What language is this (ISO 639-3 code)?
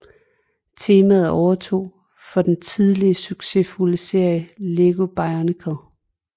dan